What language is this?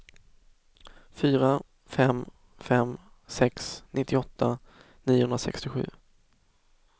Swedish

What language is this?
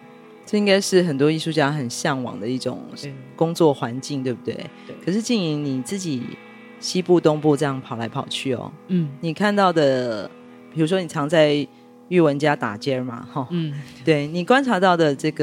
Chinese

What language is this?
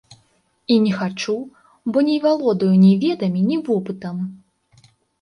Belarusian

